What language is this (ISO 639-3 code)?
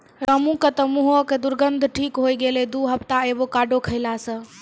mai